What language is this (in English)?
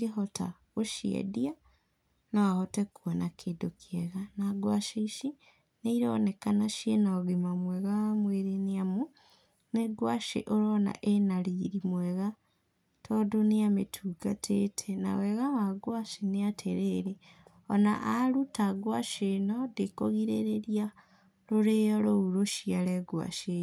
Kikuyu